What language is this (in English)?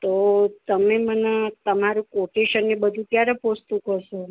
Gujarati